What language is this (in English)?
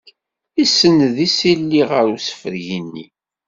Kabyle